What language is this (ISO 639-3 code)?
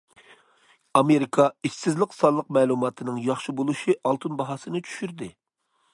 uig